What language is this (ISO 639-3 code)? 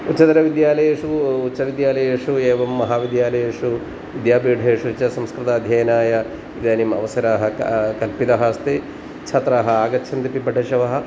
san